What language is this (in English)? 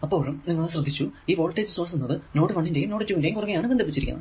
Malayalam